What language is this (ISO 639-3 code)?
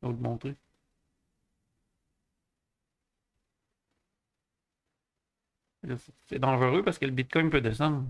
fra